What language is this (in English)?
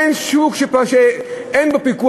Hebrew